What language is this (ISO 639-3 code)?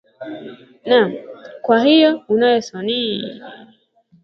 swa